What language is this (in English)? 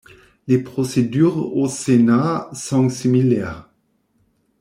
French